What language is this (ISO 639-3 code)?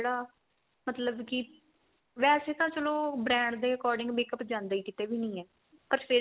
pan